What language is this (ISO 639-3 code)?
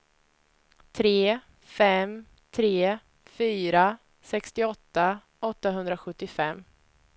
swe